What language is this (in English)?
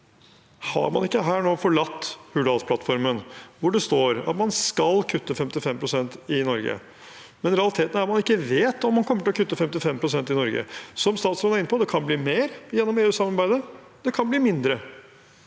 Norwegian